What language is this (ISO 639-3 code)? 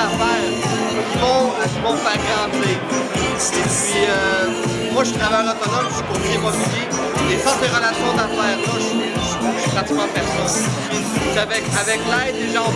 fra